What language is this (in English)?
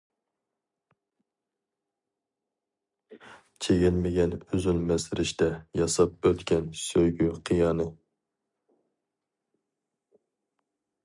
Uyghur